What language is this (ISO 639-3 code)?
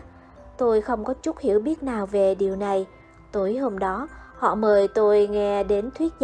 vie